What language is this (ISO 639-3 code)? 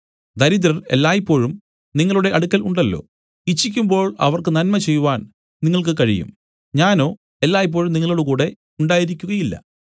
mal